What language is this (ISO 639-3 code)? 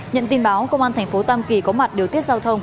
vie